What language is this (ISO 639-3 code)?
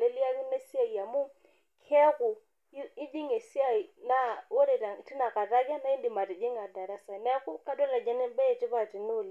mas